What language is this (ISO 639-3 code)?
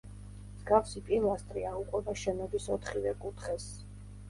kat